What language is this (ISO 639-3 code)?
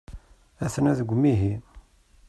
kab